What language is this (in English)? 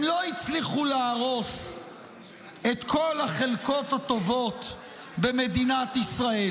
Hebrew